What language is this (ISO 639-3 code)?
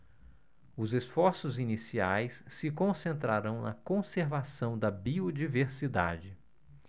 por